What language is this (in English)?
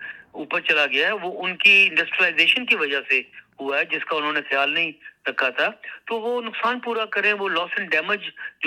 Urdu